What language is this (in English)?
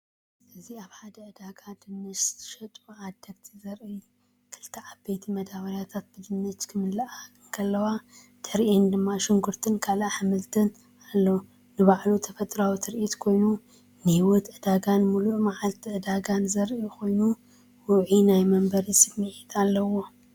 Tigrinya